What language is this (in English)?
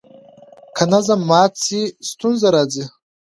Pashto